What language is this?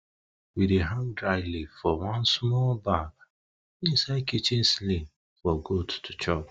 Nigerian Pidgin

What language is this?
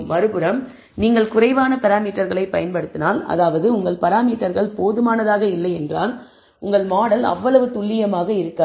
Tamil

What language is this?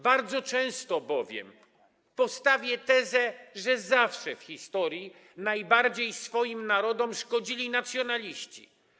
Polish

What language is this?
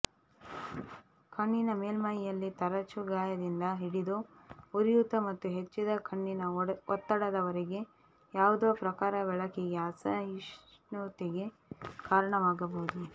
Kannada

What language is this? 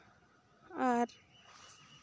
Santali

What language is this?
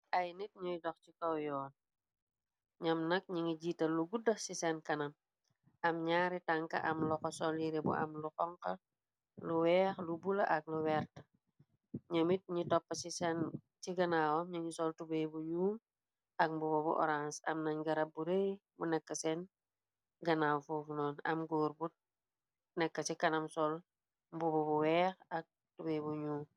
Wolof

